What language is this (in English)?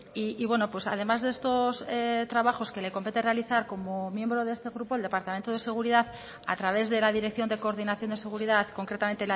Spanish